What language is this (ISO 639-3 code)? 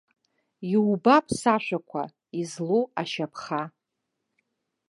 abk